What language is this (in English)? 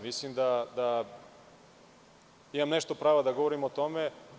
Serbian